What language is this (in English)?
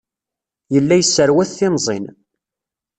Kabyle